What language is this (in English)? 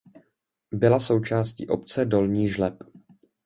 Czech